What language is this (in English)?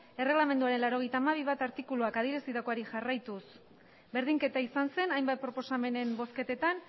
Basque